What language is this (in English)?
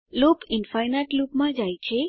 Gujarati